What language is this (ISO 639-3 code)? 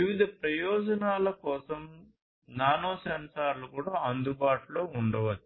tel